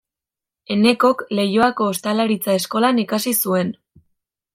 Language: Basque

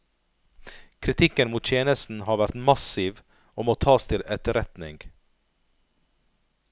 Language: Norwegian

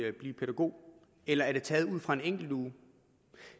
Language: Danish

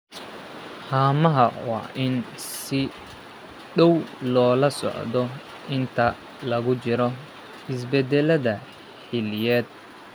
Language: Somali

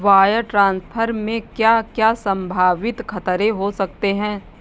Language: Hindi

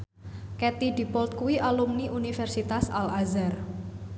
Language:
Javanese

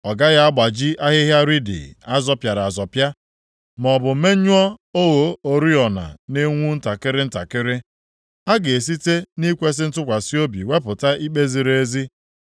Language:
Igbo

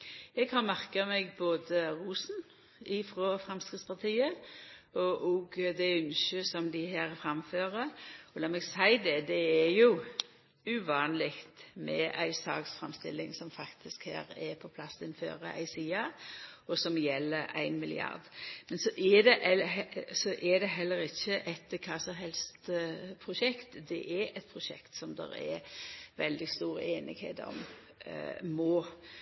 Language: Norwegian Nynorsk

